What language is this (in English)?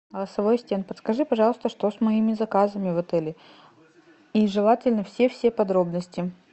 Russian